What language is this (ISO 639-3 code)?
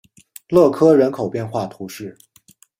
zho